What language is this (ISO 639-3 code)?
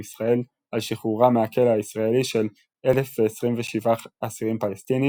heb